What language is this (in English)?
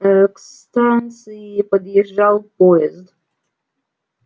Russian